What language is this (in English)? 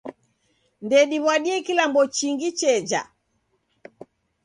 Taita